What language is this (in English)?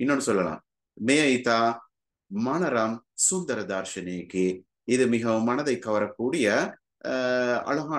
Tamil